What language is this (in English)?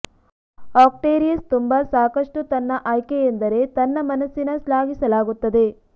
Kannada